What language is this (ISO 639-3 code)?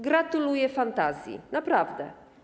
pol